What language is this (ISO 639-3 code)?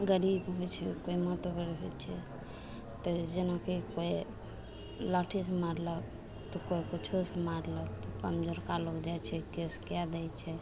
mai